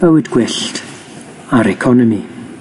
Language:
Welsh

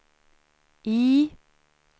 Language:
Swedish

